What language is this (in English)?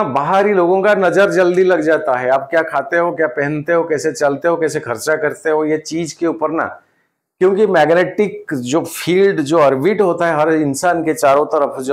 Hindi